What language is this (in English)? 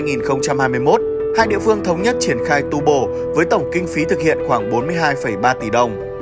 Vietnamese